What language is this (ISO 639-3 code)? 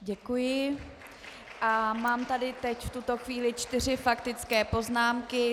ces